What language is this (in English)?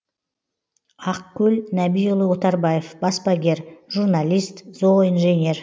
Kazakh